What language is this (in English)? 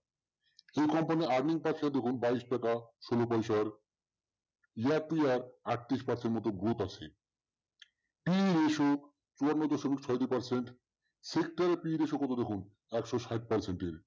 Bangla